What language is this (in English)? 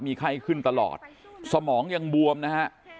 Thai